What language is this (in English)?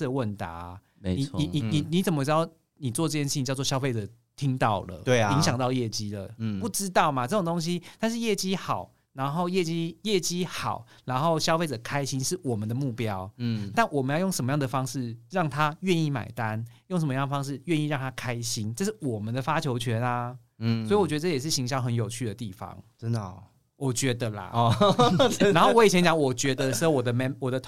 Chinese